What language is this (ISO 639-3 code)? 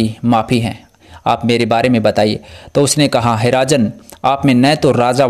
hin